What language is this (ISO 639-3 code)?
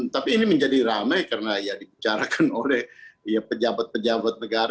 ind